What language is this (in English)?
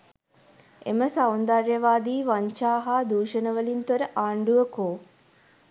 Sinhala